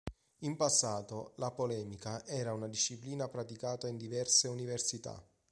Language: Italian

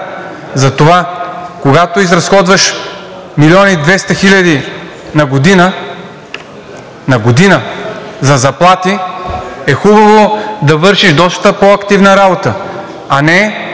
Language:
Bulgarian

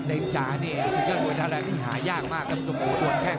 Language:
Thai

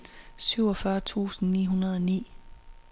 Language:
Danish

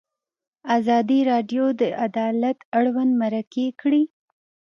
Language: Pashto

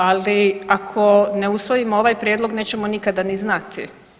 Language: Croatian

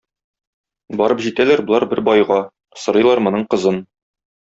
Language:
Tatar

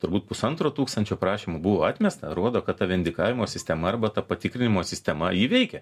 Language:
Lithuanian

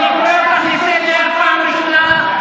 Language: Hebrew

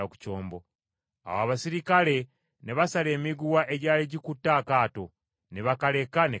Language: Ganda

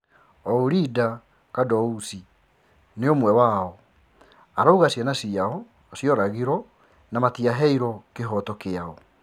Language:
Kikuyu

